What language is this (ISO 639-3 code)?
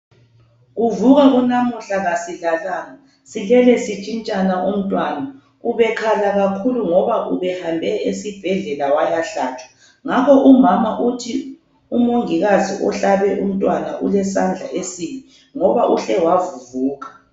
nde